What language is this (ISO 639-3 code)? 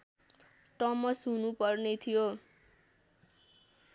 nep